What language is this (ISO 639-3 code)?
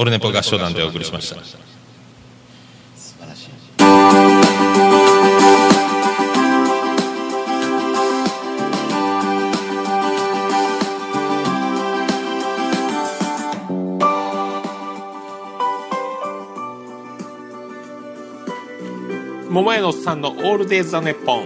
jpn